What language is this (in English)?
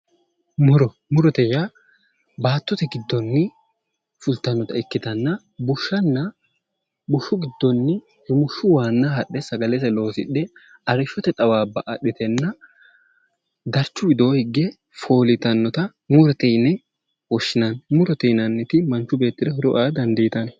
Sidamo